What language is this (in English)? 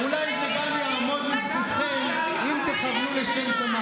Hebrew